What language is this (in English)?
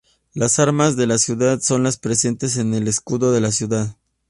Spanish